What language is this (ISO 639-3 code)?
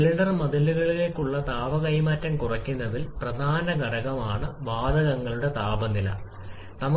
mal